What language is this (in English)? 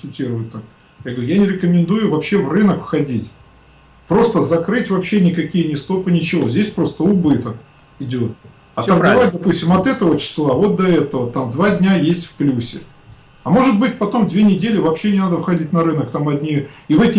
Russian